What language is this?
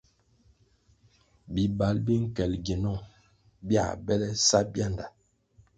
Kwasio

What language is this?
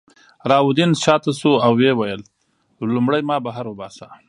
Pashto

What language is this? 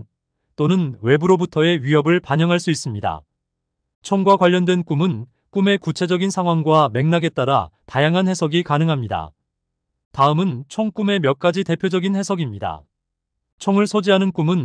Korean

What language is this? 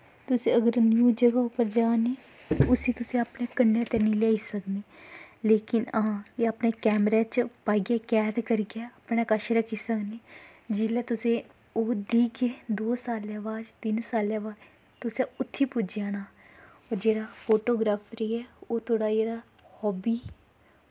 Dogri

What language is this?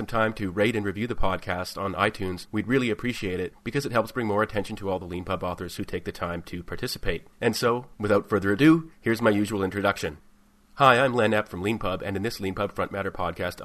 English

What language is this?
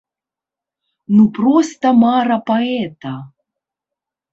Belarusian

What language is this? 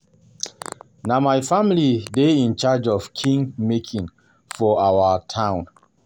Nigerian Pidgin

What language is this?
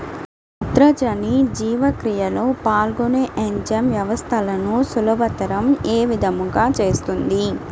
Telugu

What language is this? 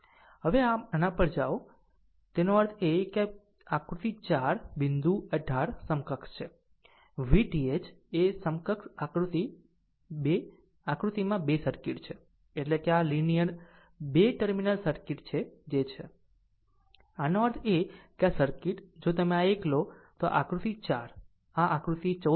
Gujarati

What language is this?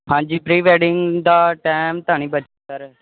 Punjabi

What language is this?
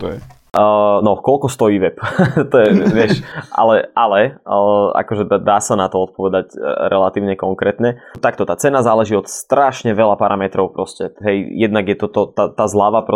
Slovak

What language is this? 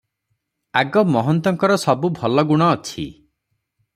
Odia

